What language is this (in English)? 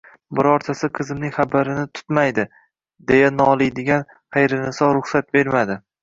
Uzbek